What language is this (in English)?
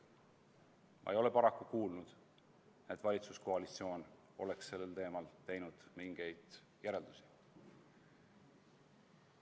Estonian